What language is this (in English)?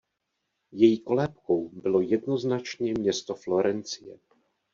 Czech